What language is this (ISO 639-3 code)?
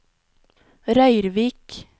nor